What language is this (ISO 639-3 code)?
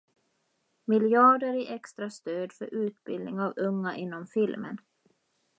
swe